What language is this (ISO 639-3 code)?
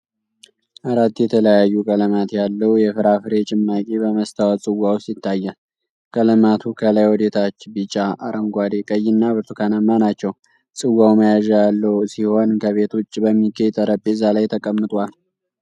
amh